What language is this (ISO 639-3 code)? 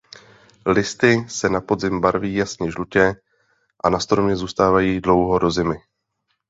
ces